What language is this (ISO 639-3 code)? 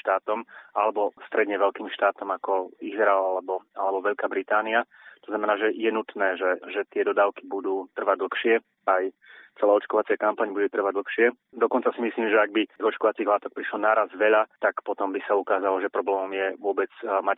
slk